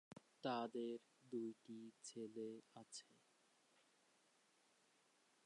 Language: Bangla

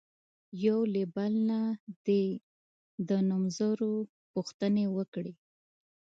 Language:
Pashto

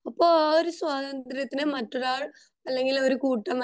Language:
Malayalam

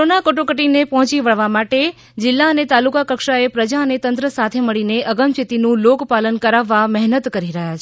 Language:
Gujarati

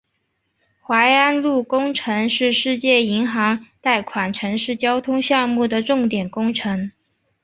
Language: Chinese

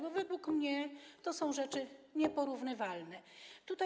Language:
Polish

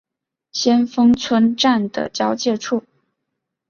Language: Chinese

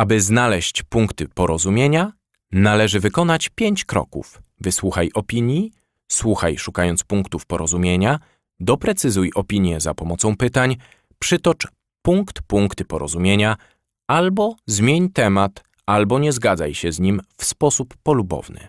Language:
Polish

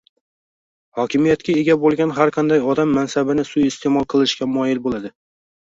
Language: Uzbek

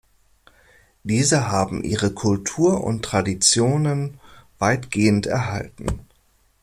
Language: German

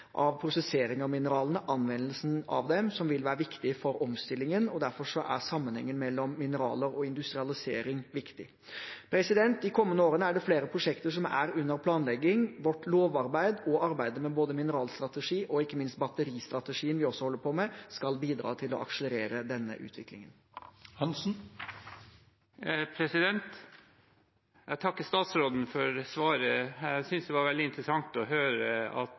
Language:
Norwegian Bokmål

